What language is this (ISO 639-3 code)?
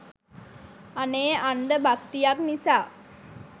sin